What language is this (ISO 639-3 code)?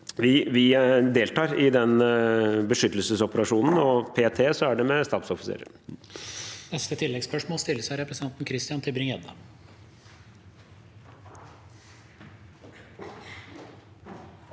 nor